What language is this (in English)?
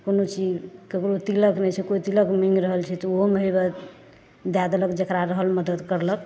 Maithili